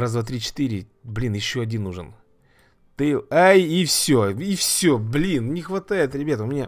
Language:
Russian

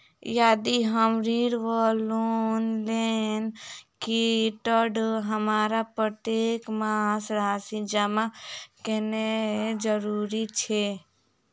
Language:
Maithili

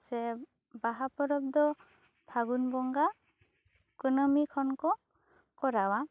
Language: Santali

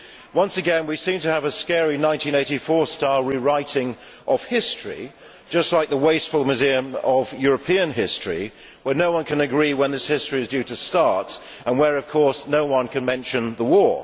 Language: English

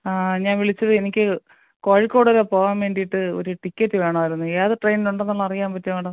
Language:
Malayalam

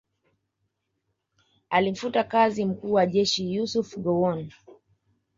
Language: Swahili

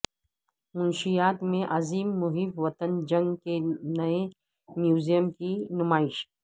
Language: Urdu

